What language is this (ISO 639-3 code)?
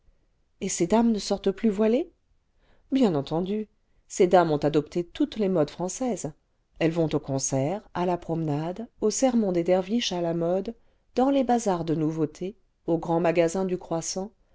fra